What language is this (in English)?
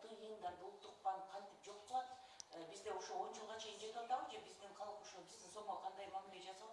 Russian